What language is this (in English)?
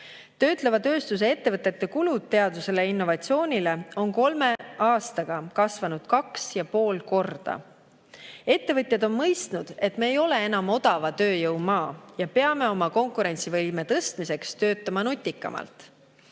Estonian